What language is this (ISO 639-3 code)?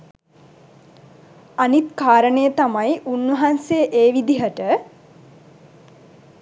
sin